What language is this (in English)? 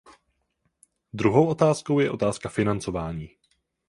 Czech